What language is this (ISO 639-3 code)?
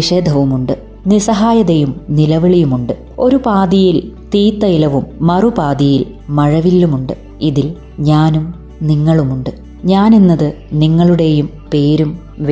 mal